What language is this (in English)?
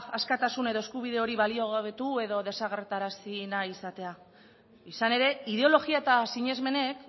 Basque